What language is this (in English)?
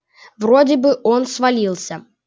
Russian